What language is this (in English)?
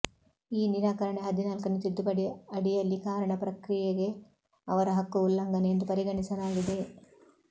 Kannada